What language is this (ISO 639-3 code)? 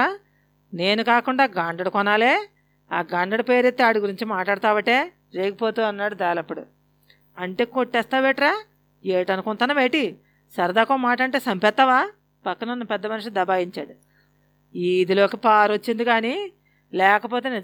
tel